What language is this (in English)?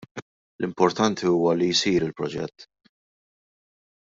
Maltese